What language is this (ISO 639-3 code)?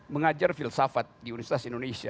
ind